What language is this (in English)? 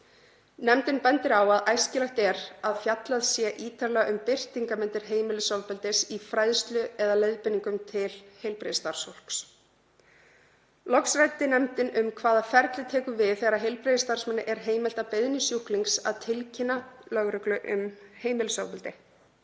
Icelandic